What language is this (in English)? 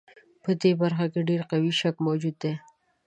Pashto